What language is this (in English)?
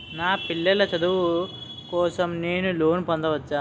Telugu